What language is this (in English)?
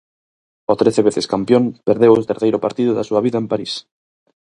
Galician